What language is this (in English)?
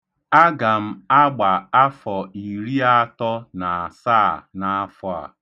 Igbo